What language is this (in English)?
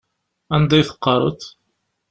Kabyle